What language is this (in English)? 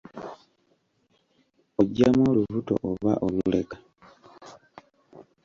Ganda